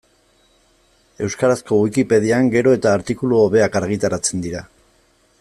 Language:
Basque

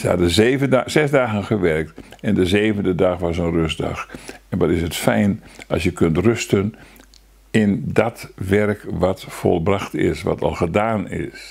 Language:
Dutch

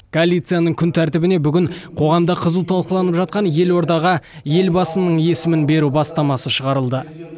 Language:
Kazakh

